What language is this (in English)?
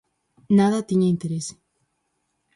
Galician